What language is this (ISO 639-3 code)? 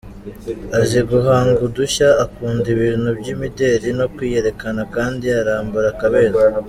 kin